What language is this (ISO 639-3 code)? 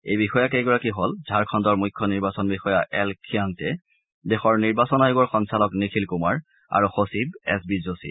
asm